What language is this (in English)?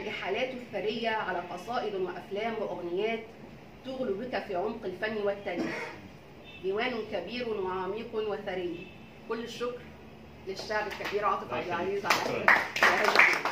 Arabic